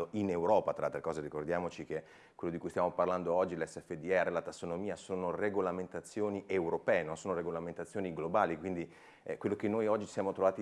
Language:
Italian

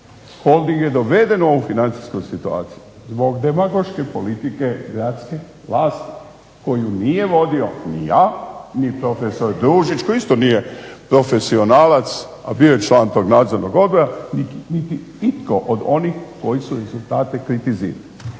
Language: Croatian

